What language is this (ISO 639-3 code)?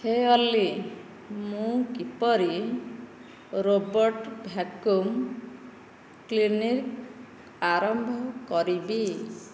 ori